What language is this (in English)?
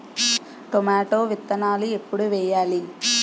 Telugu